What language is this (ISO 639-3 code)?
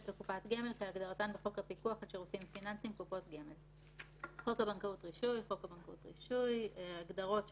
heb